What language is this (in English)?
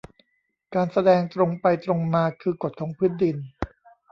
Thai